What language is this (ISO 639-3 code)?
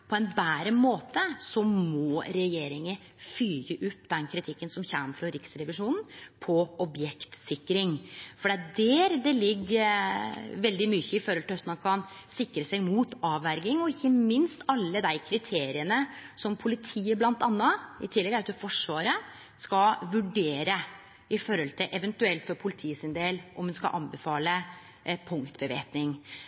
nno